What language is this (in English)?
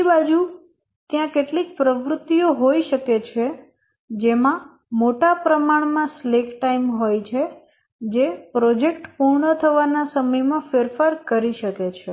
Gujarati